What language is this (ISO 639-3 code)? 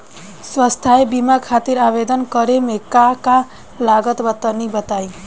bho